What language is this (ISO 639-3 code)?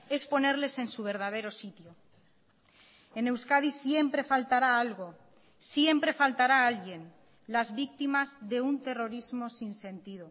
spa